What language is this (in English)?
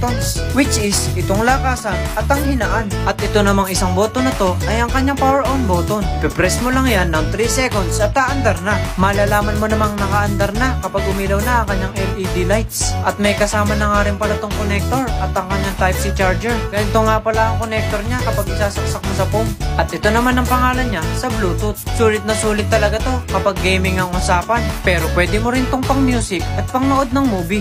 Filipino